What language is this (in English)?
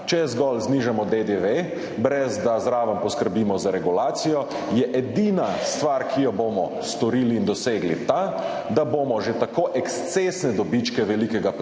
Slovenian